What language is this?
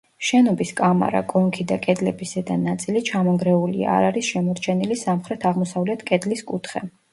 Georgian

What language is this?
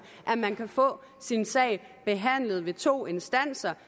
Danish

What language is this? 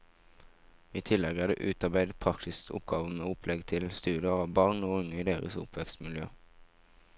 Norwegian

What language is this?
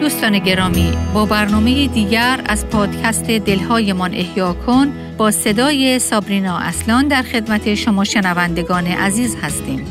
Persian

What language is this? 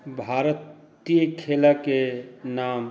Maithili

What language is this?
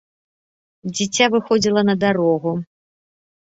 Belarusian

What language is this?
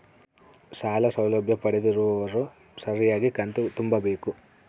Kannada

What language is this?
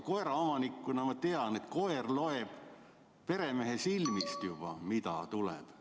Estonian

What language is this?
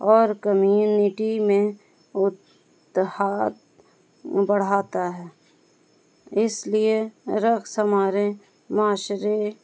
Urdu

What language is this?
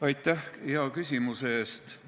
Estonian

